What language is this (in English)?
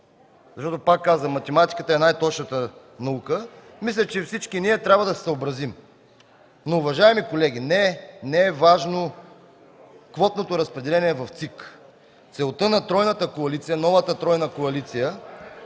Bulgarian